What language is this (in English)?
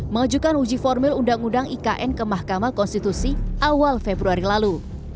Indonesian